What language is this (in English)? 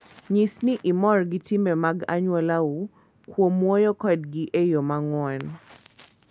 Luo (Kenya and Tanzania)